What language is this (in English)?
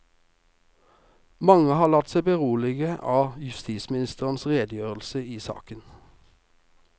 Norwegian